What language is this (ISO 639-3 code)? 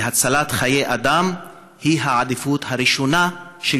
heb